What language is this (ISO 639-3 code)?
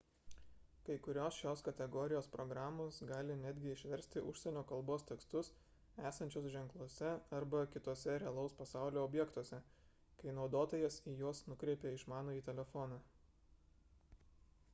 lit